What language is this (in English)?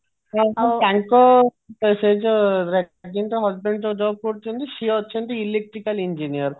Odia